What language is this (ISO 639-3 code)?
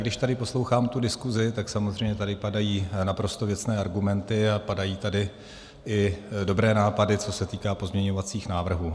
ces